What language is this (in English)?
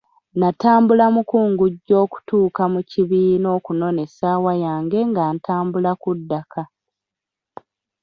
Ganda